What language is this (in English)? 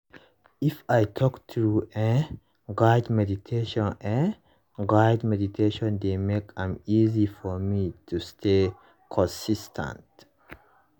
Nigerian Pidgin